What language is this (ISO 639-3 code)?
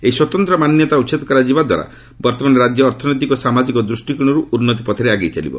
ori